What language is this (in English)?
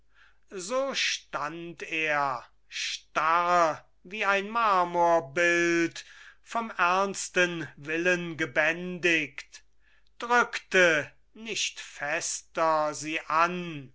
German